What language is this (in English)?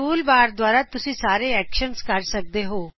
Punjabi